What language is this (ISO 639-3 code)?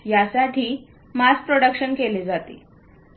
mar